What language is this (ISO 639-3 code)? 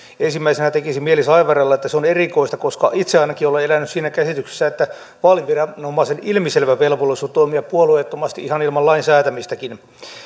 fin